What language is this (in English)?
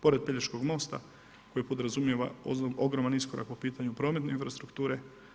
Croatian